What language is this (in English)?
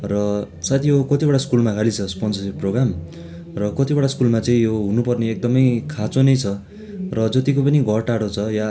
Nepali